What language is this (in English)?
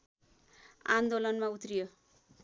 Nepali